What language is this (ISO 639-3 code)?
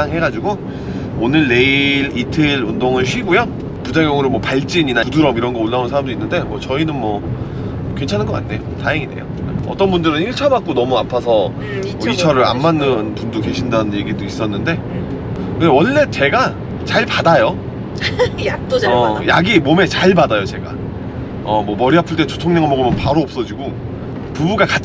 kor